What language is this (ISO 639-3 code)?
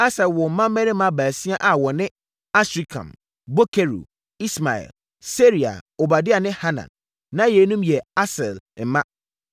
aka